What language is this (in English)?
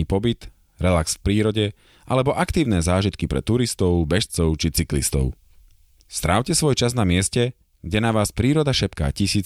Slovak